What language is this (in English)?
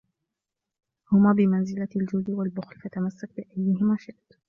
Arabic